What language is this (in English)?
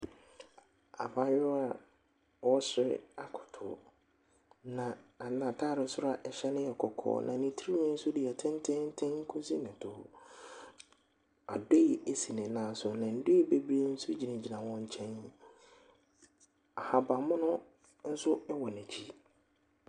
Akan